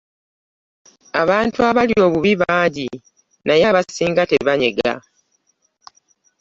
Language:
Ganda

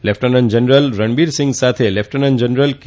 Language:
Gujarati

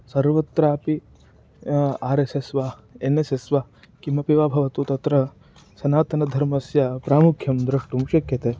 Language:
Sanskrit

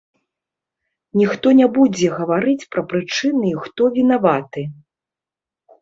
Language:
Belarusian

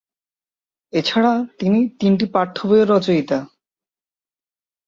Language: Bangla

